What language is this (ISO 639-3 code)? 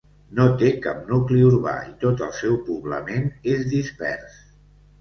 cat